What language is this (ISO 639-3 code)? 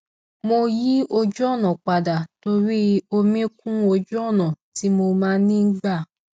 yor